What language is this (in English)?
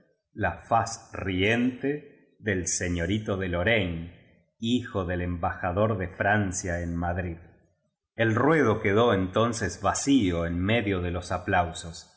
Spanish